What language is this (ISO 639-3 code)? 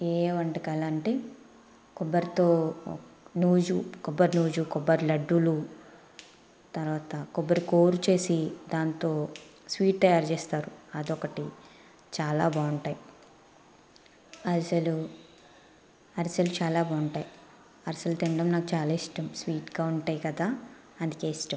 tel